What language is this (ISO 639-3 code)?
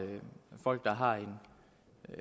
dan